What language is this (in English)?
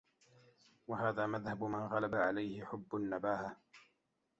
Arabic